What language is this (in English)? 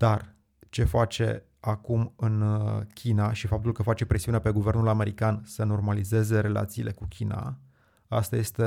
Romanian